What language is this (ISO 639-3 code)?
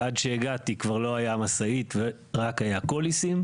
heb